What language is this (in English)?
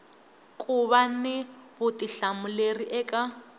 Tsonga